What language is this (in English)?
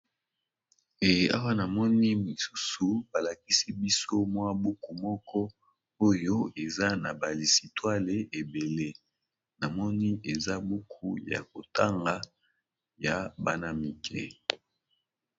Lingala